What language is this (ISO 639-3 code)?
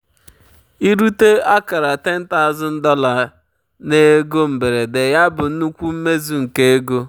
ibo